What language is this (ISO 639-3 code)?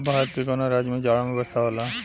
bho